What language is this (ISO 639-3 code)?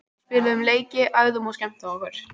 isl